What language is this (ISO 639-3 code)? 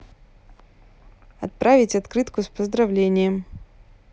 rus